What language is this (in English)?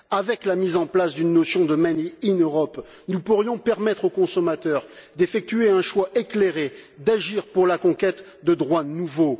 French